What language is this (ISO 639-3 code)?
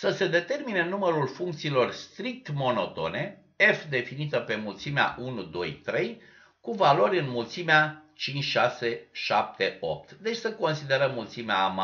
ron